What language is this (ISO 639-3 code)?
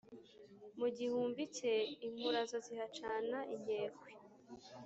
kin